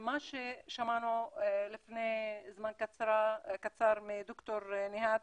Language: Hebrew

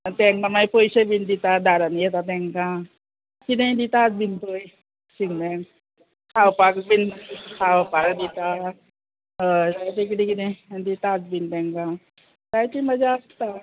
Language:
Konkani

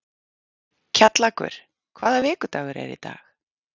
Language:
Icelandic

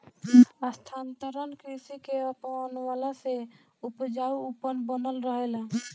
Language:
Bhojpuri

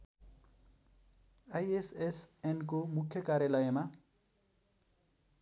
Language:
Nepali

